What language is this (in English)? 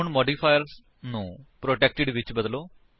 Punjabi